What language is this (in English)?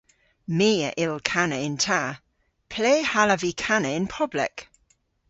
Cornish